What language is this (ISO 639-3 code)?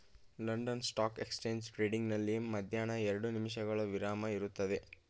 kan